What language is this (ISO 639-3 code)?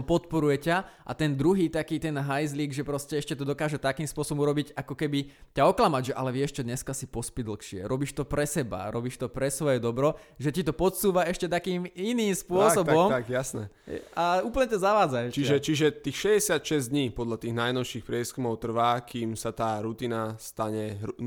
slk